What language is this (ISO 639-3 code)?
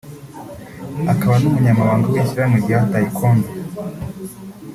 kin